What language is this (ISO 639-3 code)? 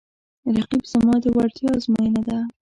pus